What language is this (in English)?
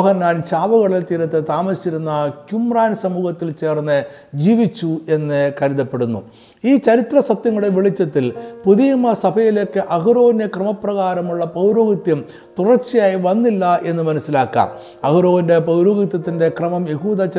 Malayalam